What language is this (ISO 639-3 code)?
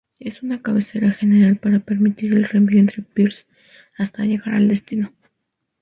spa